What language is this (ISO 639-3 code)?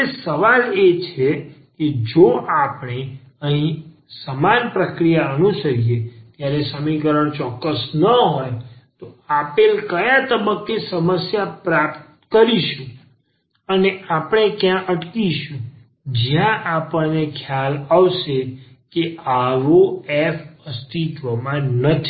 guj